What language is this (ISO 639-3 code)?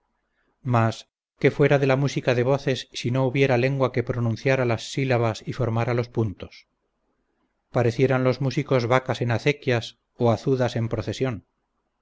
spa